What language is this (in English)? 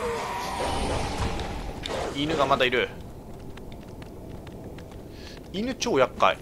Japanese